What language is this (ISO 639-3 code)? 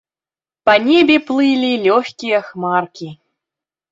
bel